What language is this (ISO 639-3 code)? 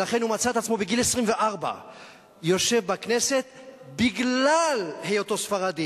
heb